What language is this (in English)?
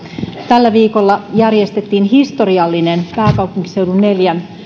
Finnish